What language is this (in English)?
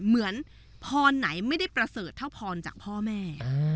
Thai